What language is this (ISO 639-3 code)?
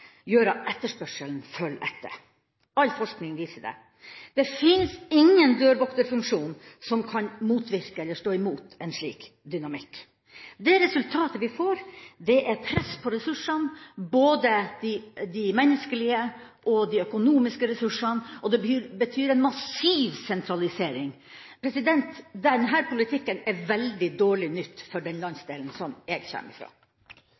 nob